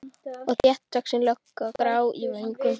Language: Icelandic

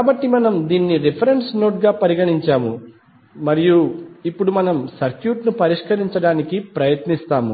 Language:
Telugu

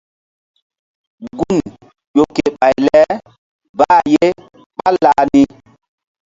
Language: Mbum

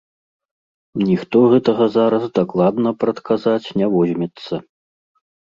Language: Belarusian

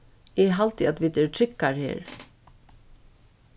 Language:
Faroese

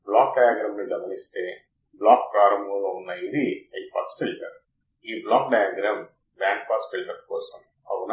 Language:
Telugu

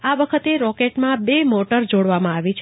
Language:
Gujarati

